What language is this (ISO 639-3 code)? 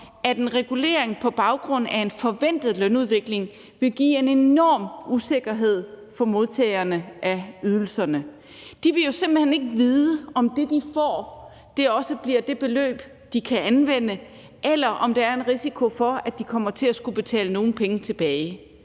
dan